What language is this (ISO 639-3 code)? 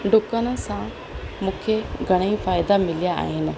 snd